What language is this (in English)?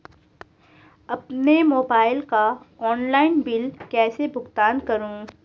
Hindi